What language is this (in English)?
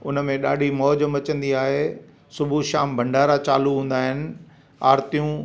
Sindhi